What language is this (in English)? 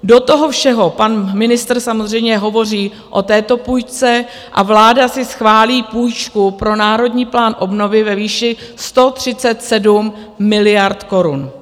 Czech